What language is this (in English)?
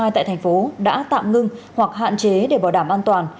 Vietnamese